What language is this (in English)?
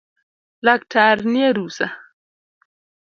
Luo (Kenya and Tanzania)